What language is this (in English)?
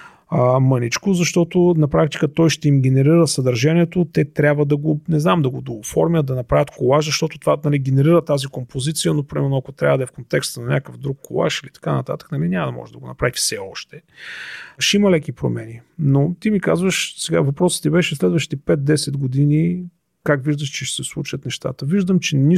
Bulgarian